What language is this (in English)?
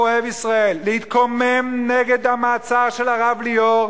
Hebrew